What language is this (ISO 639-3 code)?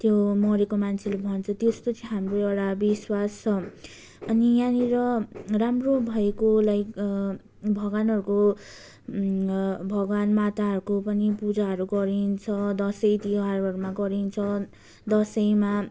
nep